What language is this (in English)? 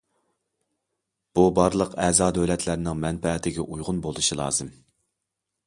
Uyghur